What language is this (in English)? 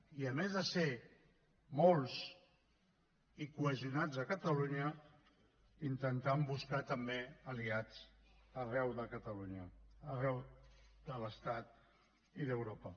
Catalan